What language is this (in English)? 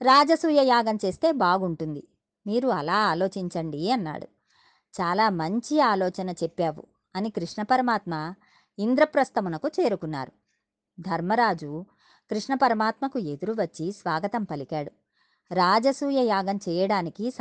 Telugu